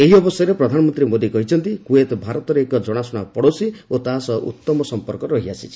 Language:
Odia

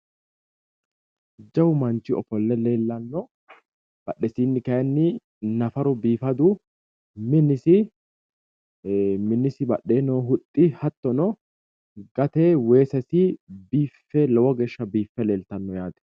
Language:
Sidamo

